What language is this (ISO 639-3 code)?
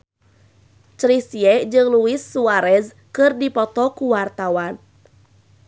sun